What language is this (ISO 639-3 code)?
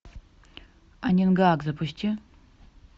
rus